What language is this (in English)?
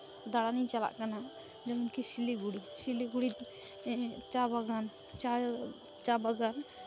Santali